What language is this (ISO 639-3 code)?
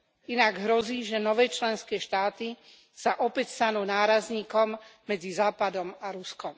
slk